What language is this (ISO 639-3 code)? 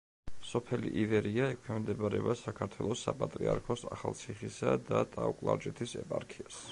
kat